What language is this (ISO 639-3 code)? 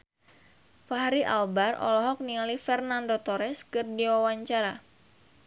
sun